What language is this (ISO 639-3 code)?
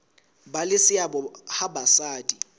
sot